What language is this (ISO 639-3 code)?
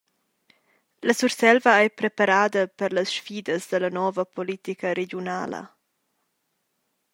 roh